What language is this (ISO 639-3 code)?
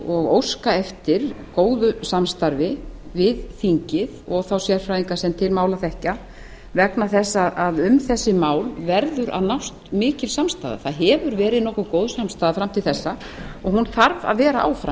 isl